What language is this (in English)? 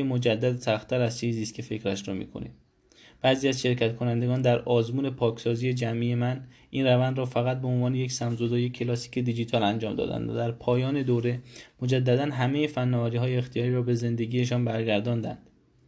Persian